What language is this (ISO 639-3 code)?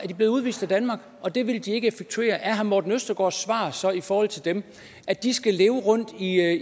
dan